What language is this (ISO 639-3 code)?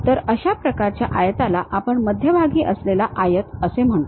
mar